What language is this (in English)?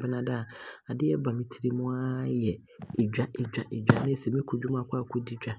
Abron